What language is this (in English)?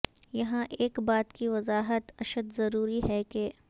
Urdu